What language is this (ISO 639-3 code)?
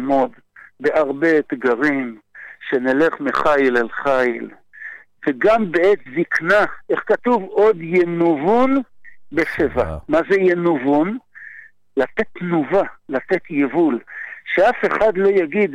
heb